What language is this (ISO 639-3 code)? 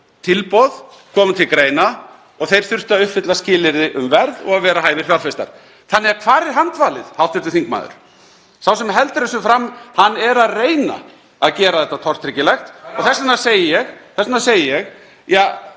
isl